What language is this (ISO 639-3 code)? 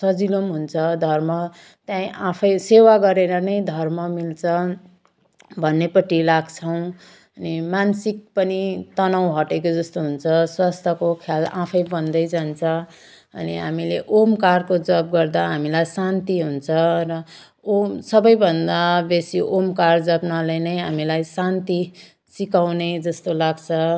nep